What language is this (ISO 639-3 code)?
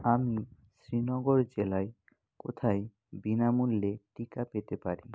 ben